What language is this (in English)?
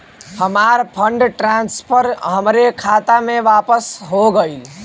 Bhojpuri